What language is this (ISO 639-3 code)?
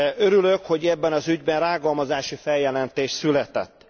hun